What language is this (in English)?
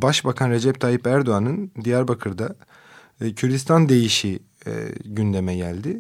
Turkish